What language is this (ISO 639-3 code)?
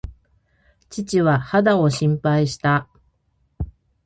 jpn